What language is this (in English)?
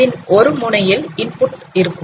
Tamil